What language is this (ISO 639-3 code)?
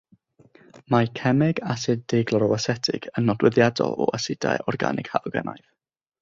cym